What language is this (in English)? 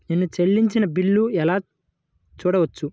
Telugu